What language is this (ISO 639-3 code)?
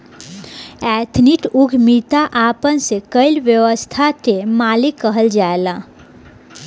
bho